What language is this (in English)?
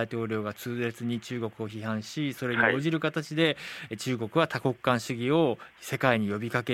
Japanese